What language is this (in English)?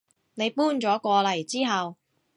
Cantonese